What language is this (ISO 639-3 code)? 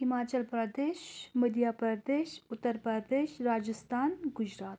kas